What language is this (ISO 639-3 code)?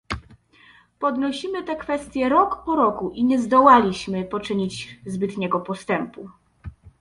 pol